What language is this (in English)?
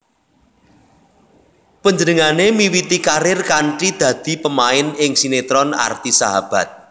Javanese